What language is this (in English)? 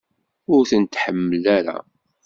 Kabyle